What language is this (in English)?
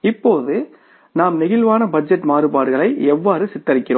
Tamil